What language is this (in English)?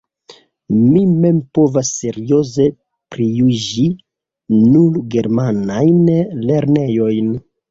Esperanto